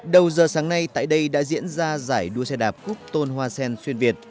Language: Vietnamese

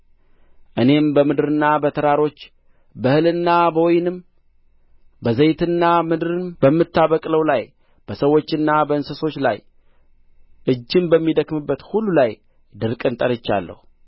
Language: Amharic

